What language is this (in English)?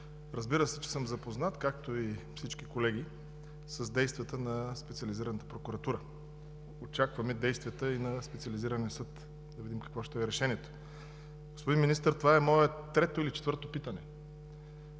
Bulgarian